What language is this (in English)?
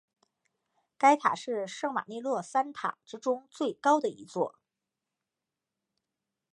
Chinese